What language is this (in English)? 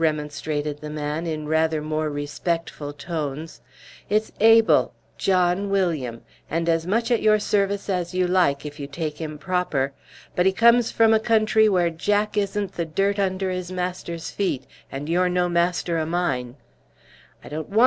English